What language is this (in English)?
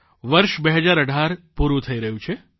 Gujarati